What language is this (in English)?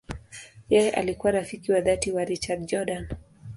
Swahili